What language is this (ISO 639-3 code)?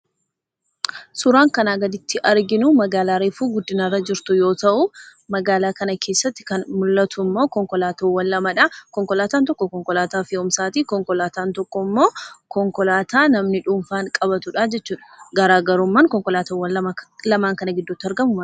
orm